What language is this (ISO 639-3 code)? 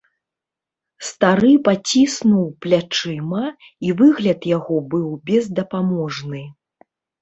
bel